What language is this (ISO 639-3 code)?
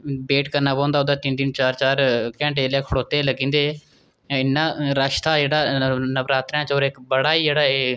doi